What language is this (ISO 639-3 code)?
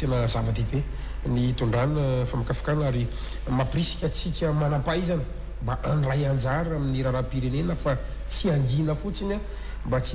ind